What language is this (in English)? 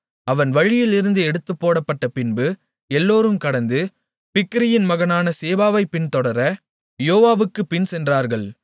Tamil